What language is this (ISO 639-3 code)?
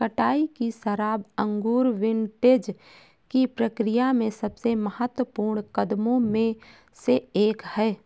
hin